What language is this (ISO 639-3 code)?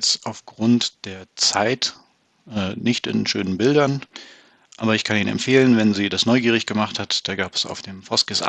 deu